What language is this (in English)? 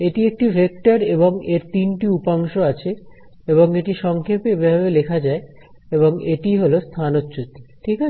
Bangla